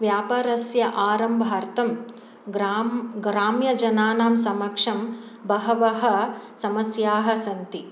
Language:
Sanskrit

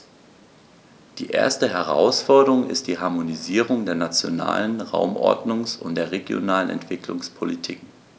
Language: German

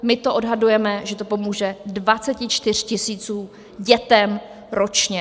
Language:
Czech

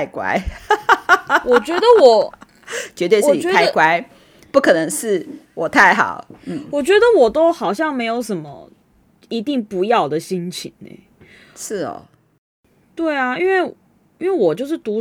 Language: Chinese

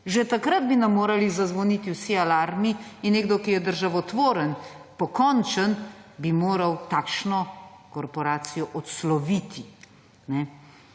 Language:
Slovenian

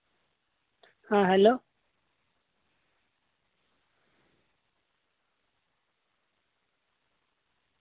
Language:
Santali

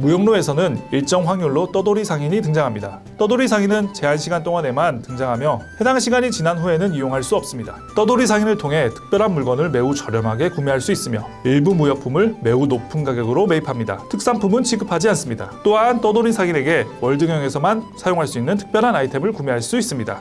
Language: Korean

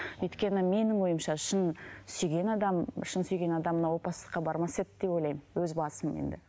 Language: Kazakh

